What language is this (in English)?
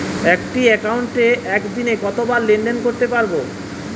Bangla